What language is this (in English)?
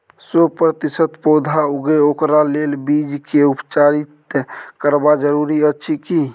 Maithili